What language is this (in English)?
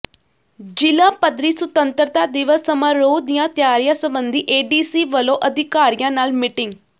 Punjabi